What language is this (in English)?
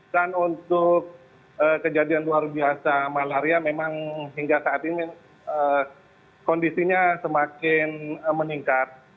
Indonesian